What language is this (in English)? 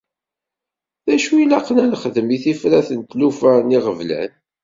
Kabyle